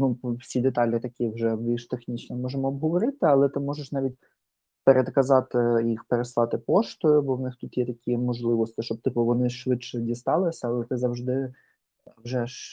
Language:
Ukrainian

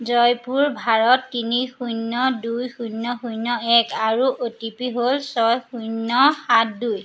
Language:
Assamese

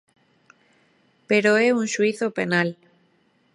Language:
Galician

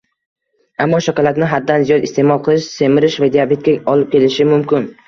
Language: Uzbek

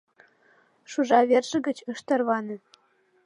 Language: Mari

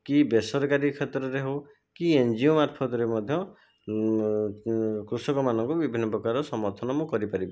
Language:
Odia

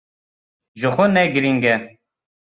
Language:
Kurdish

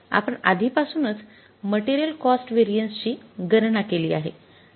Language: Marathi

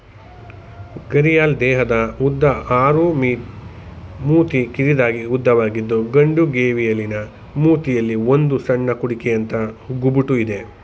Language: Kannada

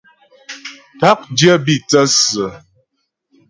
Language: Ghomala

